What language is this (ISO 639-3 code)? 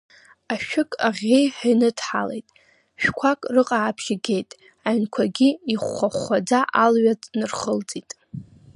abk